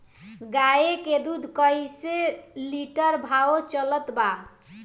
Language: Bhojpuri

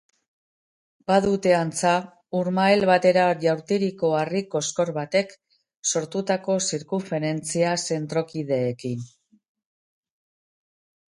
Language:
Basque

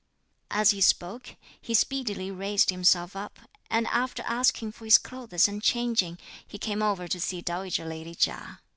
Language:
English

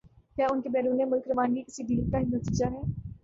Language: Urdu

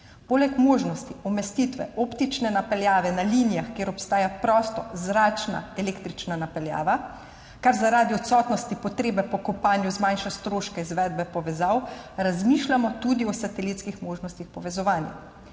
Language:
Slovenian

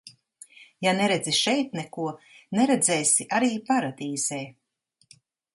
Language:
Latvian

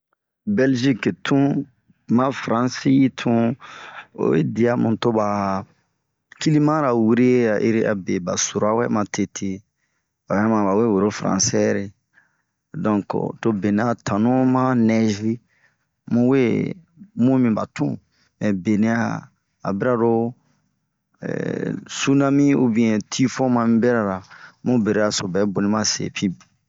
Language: Bomu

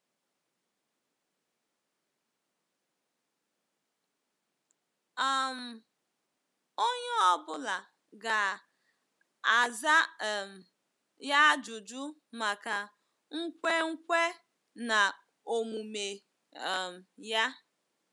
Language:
Igbo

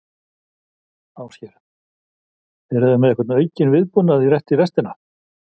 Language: Icelandic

